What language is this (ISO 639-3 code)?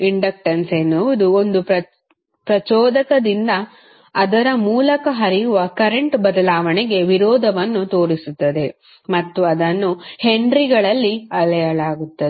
kan